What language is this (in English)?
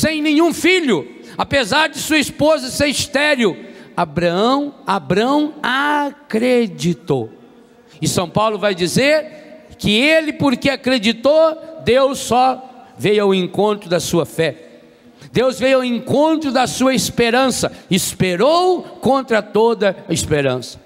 Portuguese